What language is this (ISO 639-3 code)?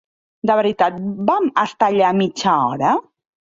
cat